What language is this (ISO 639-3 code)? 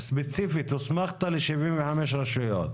heb